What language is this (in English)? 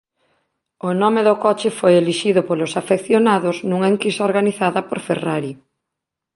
Galician